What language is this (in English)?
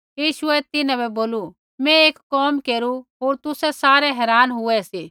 Kullu Pahari